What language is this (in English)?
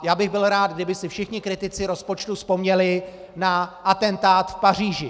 Czech